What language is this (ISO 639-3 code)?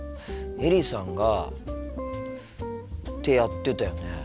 jpn